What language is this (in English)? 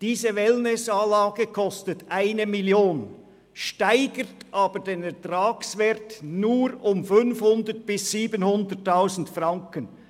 Swiss German